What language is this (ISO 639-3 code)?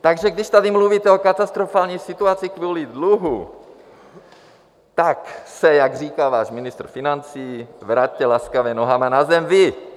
ces